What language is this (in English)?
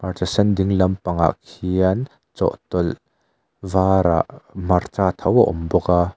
Mizo